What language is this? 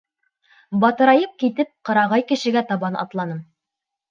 Bashkir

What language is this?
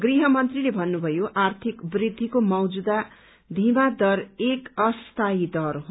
Nepali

